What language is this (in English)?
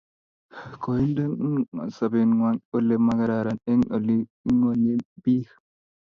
Kalenjin